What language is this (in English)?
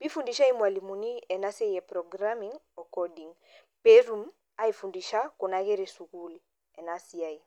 Masai